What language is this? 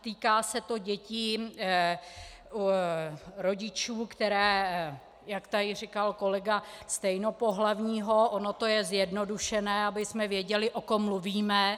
Czech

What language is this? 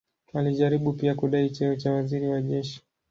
Swahili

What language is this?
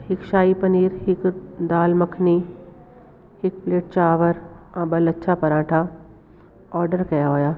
Sindhi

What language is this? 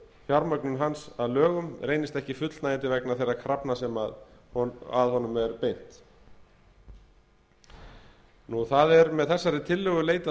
Icelandic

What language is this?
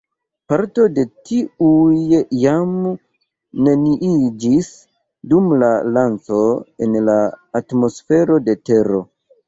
Esperanto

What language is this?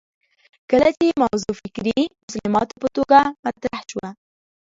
Pashto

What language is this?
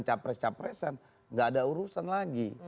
Indonesian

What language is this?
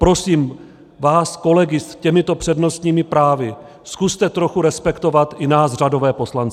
Czech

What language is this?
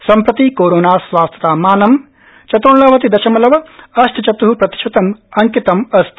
Sanskrit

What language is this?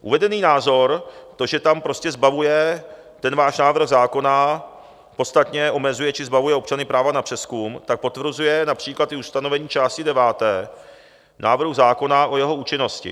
Czech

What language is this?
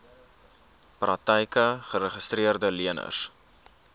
Afrikaans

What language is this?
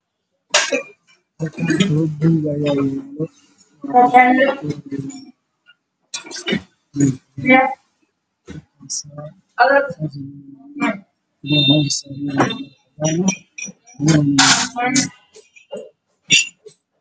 Somali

